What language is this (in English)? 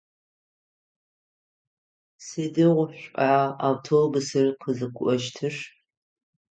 Adyghe